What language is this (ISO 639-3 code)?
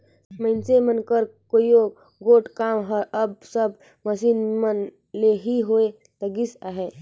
hne